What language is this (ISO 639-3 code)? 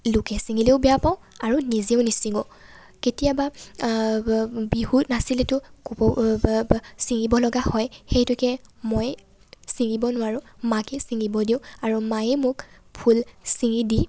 asm